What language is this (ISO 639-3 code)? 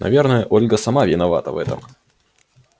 rus